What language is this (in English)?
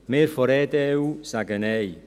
Swiss German